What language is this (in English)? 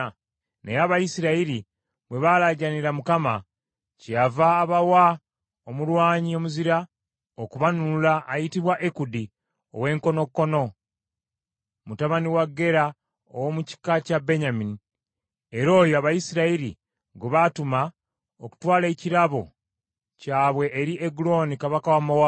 Ganda